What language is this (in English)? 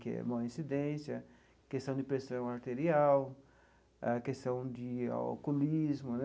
Portuguese